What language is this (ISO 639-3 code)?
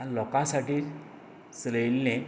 kok